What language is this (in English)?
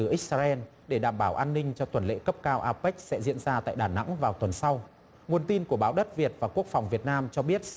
Vietnamese